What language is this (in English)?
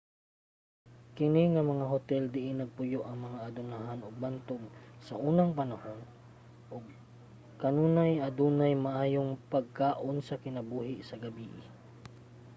Cebuano